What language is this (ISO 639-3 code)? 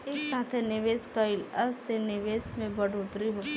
bho